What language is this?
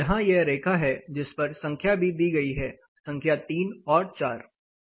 Hindi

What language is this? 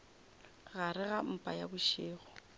Northern Sotho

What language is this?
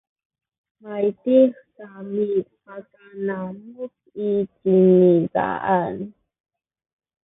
Sakizaya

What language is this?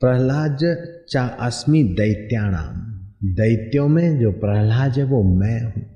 Hindi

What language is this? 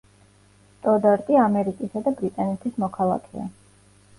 Georgian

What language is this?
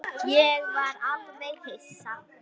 Icelandic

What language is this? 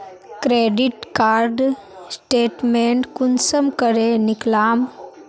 Magahi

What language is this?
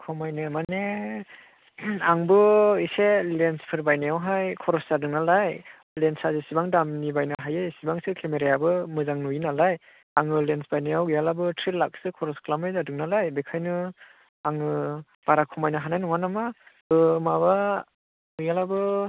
Bodo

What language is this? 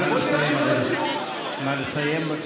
Hebrew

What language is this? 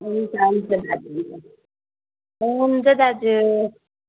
Nepali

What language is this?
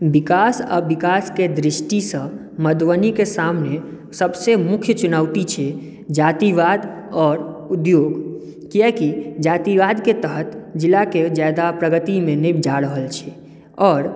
Maithili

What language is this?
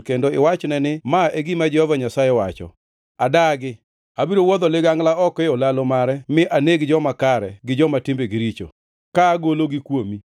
Luo (Kenya and Tanzania)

